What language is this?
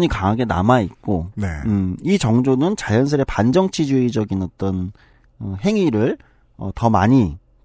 Korean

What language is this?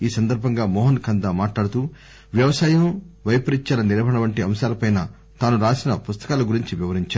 Telugu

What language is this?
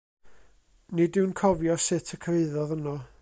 Welsh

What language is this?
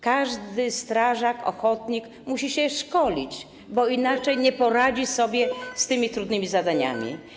Polish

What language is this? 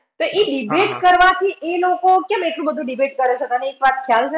Gujarati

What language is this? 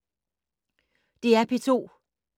Danish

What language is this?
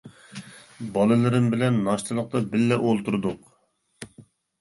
Uyghur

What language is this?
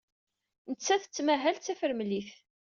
Kabyle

